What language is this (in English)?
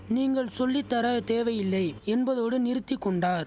Tamil